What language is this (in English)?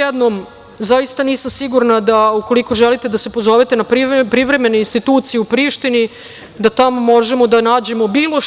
Serbian